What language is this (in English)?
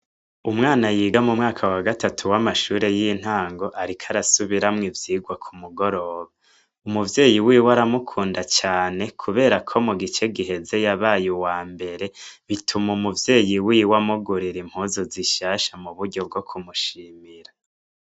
Rundi